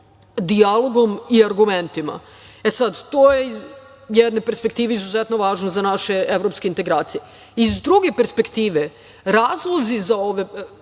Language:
Serbian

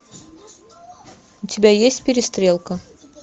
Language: Russian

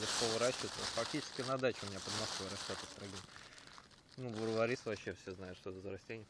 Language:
Russian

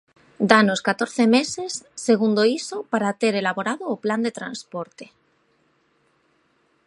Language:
Galician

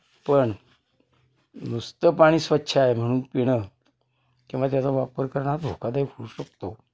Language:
Marathi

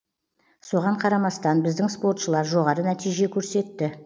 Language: Kazakh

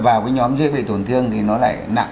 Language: Vietnamese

